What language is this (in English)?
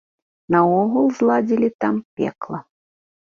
Belarusian